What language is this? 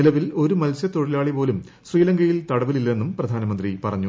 Malayalam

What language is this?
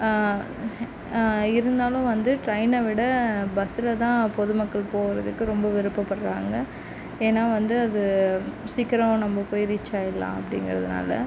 Tamil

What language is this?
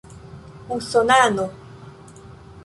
Esperanto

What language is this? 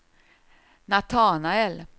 Swedish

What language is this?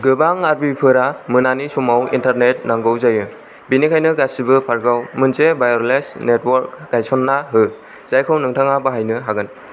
Bodo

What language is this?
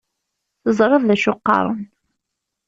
Kabyle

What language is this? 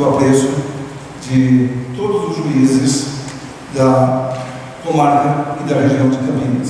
Portuguese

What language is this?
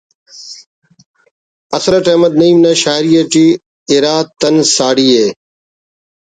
Brahui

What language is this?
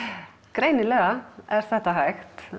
Icelandic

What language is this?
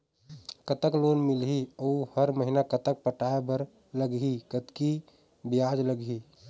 Chhattisgarhi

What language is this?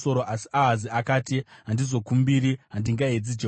Shona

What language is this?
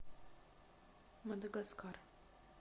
Russian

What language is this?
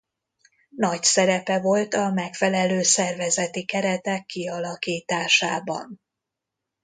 Hungarian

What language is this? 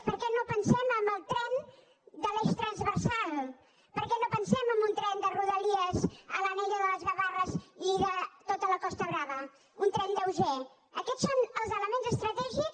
Catalan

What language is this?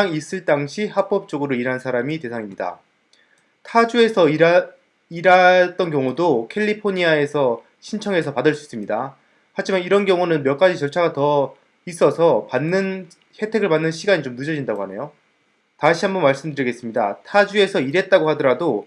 Korean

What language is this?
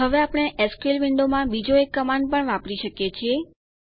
Gujarati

